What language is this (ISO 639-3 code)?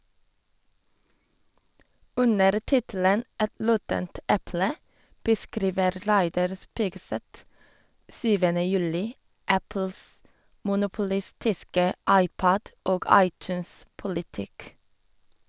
nor